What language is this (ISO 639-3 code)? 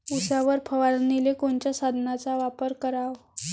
mar